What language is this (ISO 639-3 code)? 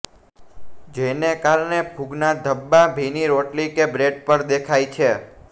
guj